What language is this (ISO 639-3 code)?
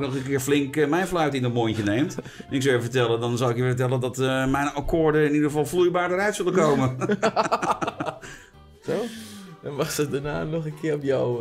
nld